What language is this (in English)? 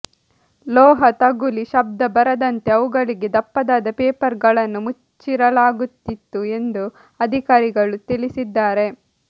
Kannada